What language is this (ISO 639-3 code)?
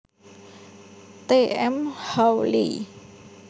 jav